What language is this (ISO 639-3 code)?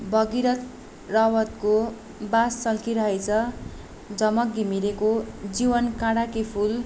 nep